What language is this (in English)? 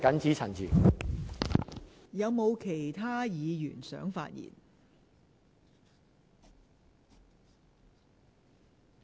Cantonese